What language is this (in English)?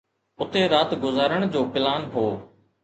Sindhi